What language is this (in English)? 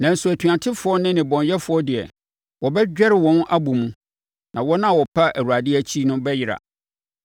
Akan